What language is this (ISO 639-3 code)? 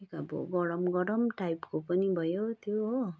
nep